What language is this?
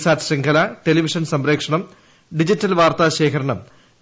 Malayalam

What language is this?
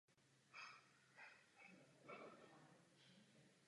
Czech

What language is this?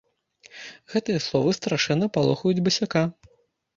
Belarusian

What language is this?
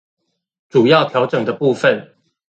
Chinese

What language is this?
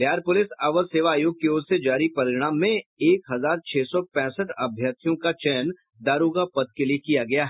Hindi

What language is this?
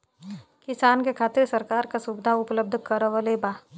Bhojpuri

